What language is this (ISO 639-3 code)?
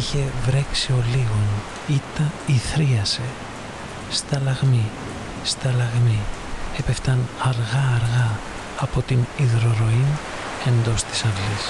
ell